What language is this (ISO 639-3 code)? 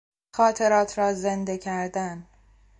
fas